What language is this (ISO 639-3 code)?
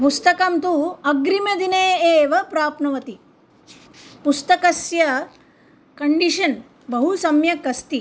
san